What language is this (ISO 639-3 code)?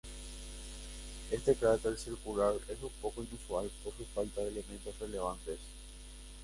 spa